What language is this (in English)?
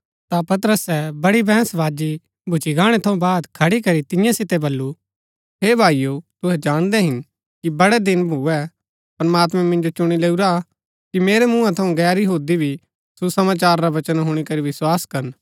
Gaddi